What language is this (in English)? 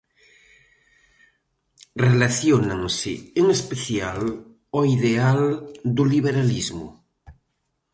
Galician